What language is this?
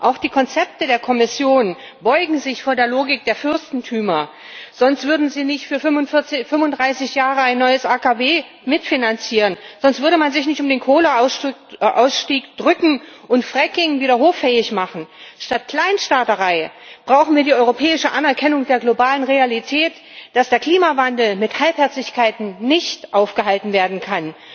German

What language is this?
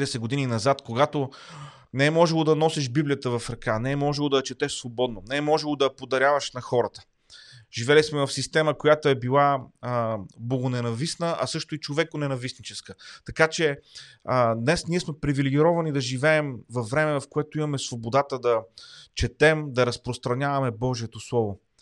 Bulgarian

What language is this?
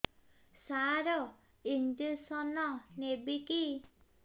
Odia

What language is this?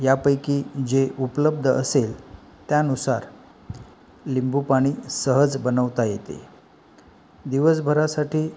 Marathi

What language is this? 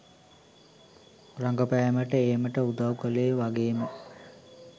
Sinhala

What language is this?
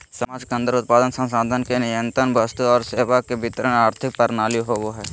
Magahi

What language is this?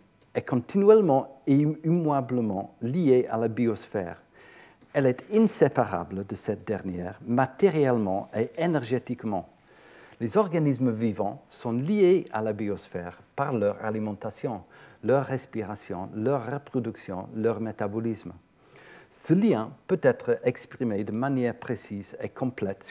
French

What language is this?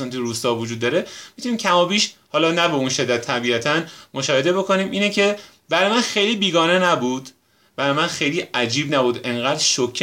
Persian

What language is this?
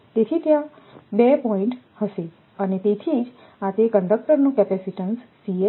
Gujarati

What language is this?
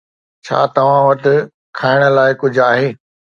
Sindhi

